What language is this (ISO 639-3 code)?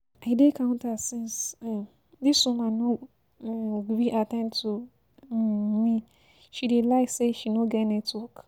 pcm